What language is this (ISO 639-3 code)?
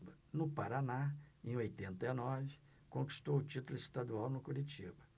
por